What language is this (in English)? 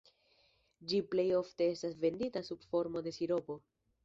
Esperanto